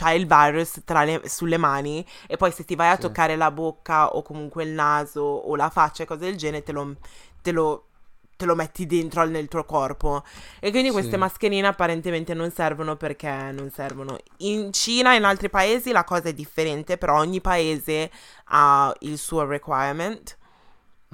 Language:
Italian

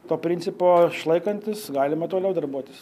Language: Lithuanian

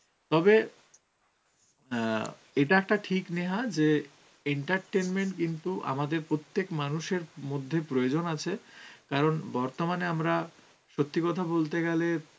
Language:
Bangla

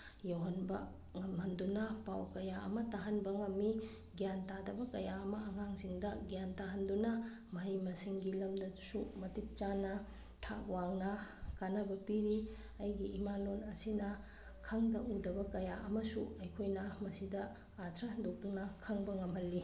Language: Manipuri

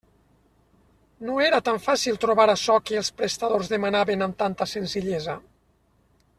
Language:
Catalan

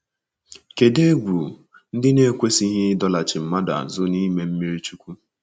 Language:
Igbo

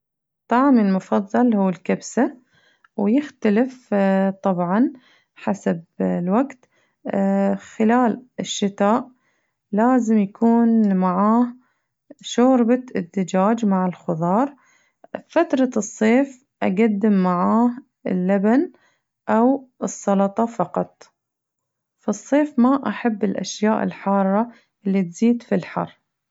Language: Najdi Arabic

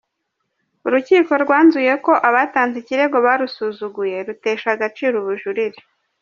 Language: Kinyarwanda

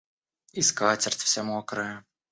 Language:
Russian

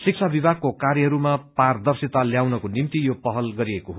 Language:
Nepali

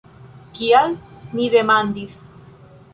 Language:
Esperanto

